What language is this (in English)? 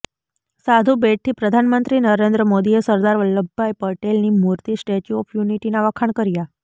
Gujarati